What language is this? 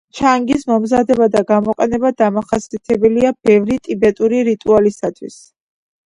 Georgian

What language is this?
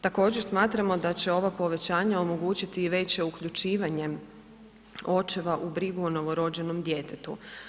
Croatian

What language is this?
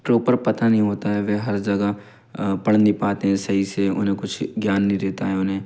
Hindi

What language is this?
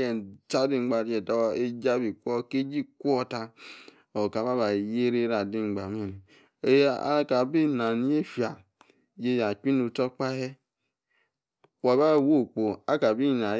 Yace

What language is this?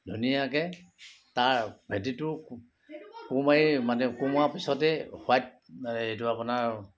Assamese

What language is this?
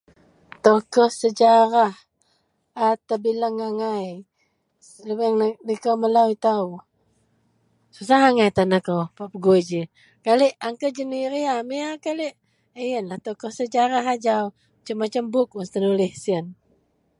Central Melanau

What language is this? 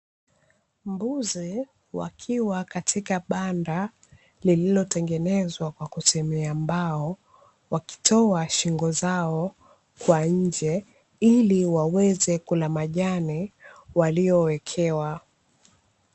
Swahili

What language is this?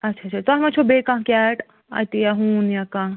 Kashmiri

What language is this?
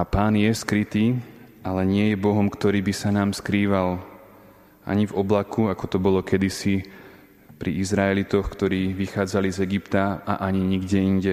Slovak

